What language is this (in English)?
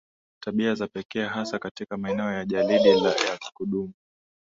Swahili